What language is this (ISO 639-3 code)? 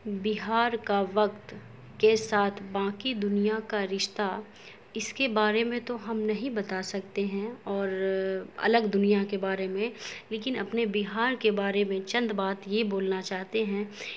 urd